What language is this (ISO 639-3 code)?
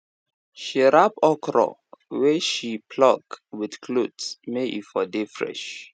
pcm